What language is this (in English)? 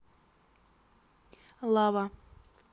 Russian